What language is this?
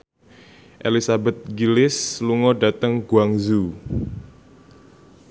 Javanese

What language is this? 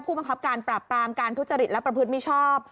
Thai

